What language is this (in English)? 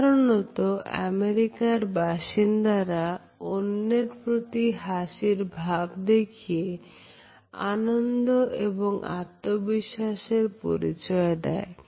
Bangla